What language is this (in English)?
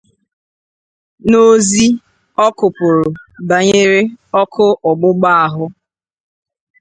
Igbo